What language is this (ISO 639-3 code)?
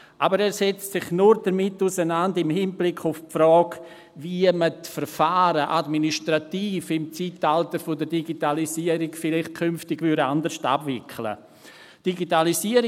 gsw